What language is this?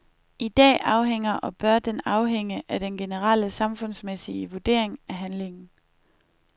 Danish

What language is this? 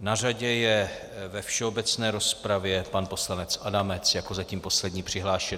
Czech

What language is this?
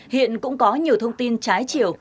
Vietnamese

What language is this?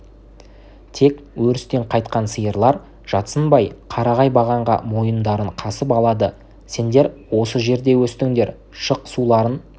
Kazakh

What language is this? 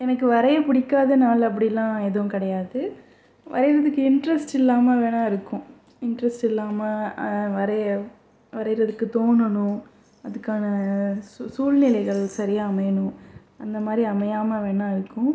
Tamil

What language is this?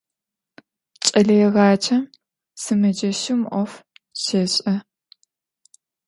Adyghe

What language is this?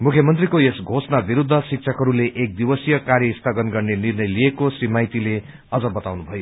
Nepali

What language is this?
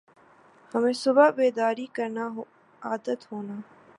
Urdu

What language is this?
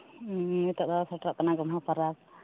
Santali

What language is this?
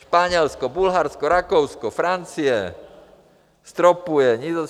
Czech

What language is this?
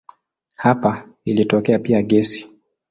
Swahili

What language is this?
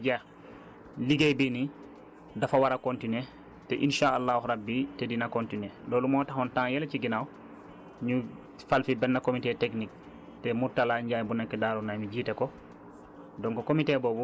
Wolof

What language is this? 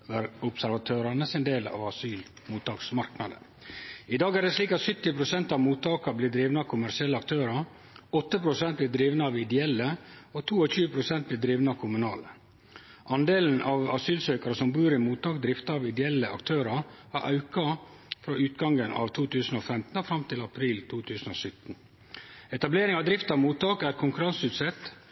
Norwegian Nynorsk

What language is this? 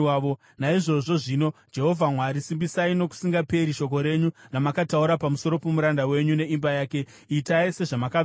Shona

